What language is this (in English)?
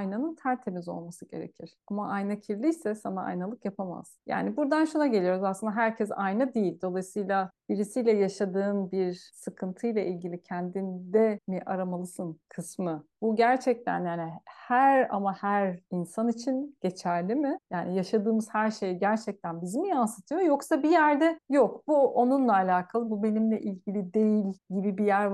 Turkish